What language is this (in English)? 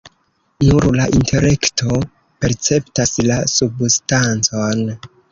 Esperanto